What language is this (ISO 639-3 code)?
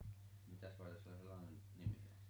fin